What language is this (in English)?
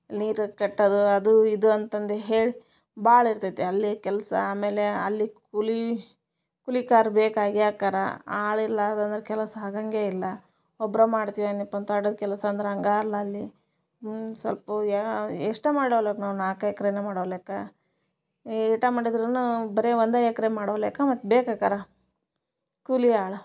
Kannada